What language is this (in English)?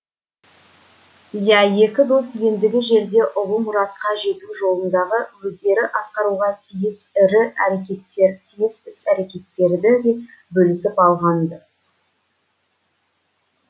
Kazakh